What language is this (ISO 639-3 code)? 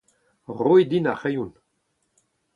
bre